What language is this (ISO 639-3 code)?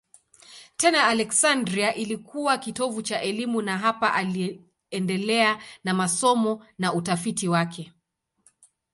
swa